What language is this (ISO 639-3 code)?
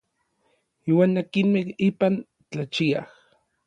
nlv